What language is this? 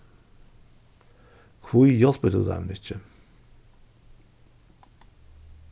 Faroese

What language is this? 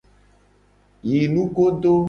Gen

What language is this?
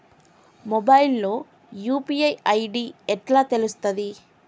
Telugu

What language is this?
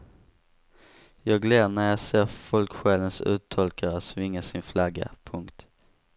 Swedish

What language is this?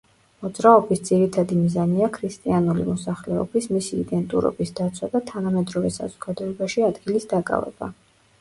Georgian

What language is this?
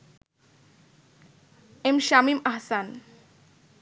Bangla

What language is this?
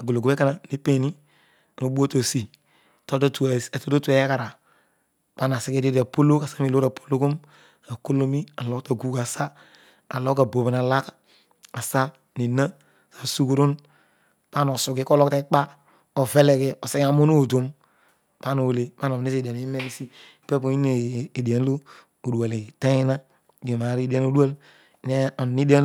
Odual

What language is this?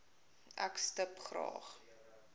Afrikaans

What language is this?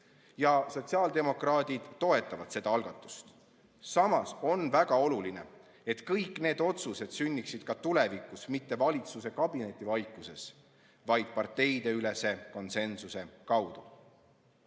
Estonian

